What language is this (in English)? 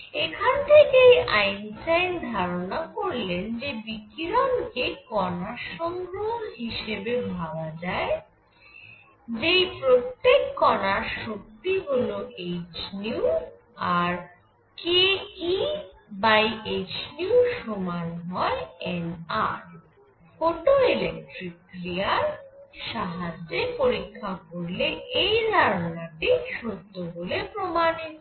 Bangla